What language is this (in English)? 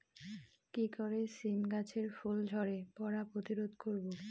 Bangla